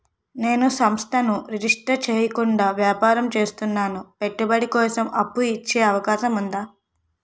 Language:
Telugu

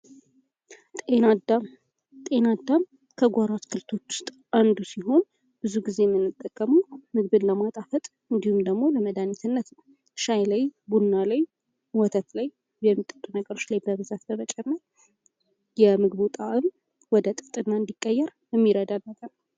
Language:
Amharic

